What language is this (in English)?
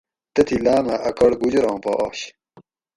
Gawri